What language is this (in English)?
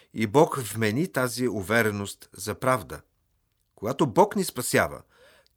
Bulgarian